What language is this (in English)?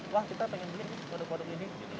Indonesian